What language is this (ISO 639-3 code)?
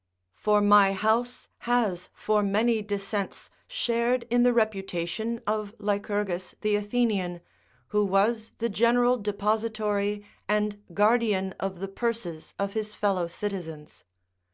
eng